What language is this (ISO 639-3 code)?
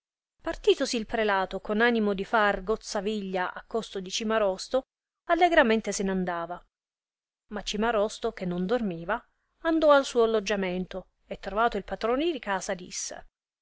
ita